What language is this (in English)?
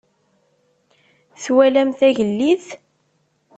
Kabyle